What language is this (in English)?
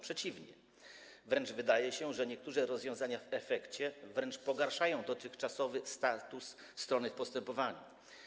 Polish